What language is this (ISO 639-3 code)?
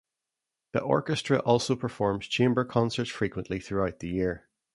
eng